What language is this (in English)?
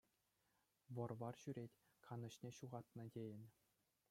Chuvash